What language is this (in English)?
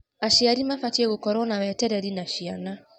Kikuyu